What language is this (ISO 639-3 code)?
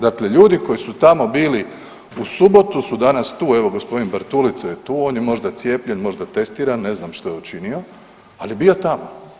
hrv